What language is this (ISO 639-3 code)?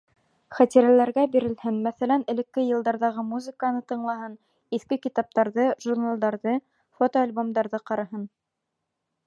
bak